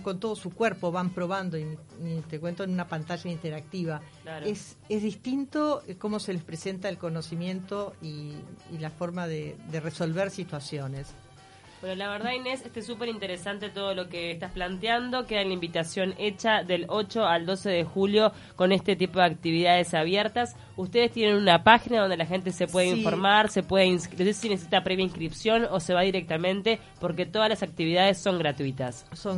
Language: Spanish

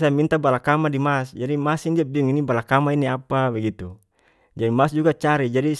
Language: North Moluccan Malay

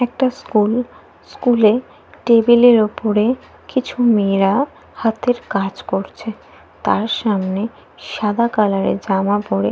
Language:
Bangla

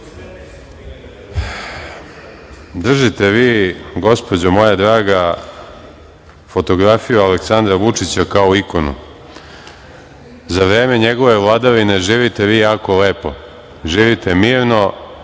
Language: Serbian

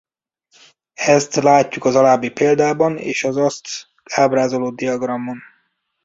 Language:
Hungarian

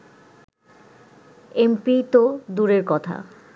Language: Bangla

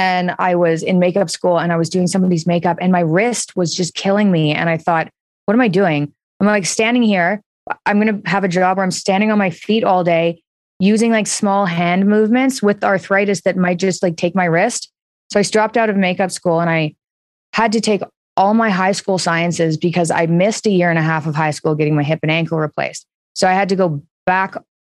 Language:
English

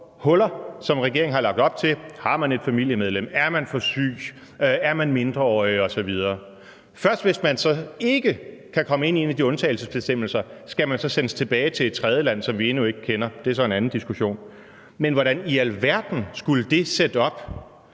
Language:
Danish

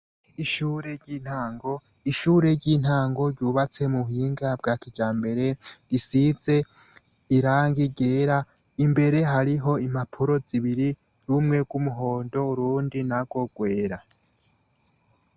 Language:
Rundi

